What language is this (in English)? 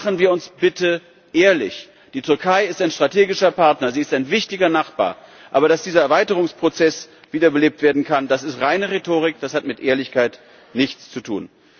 German